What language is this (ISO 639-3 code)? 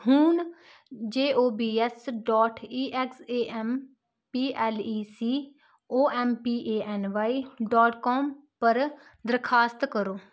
doi